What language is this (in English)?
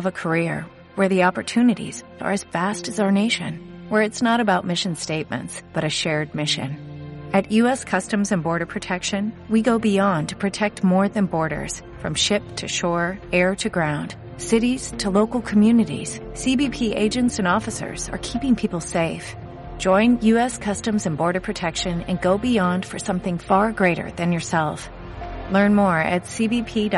Spanish